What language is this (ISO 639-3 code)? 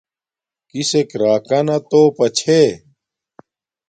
dmk